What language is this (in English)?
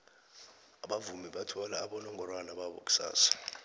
South Ndebele